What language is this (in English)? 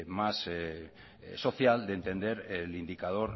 Spanish